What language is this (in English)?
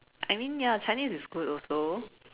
English